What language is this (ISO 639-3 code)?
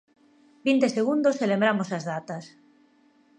glg